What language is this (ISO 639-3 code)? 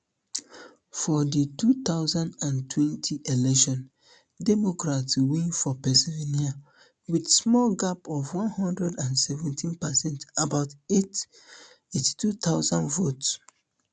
pcm